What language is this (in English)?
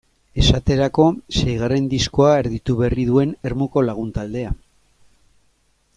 Basque